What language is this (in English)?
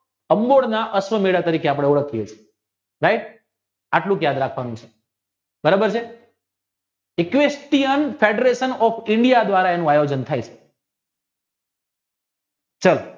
Gujarati